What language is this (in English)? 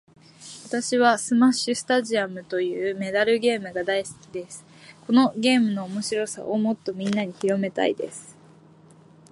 Japanese